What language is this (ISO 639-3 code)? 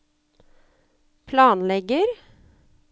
nor